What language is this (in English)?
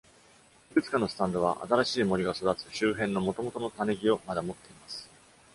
Japanese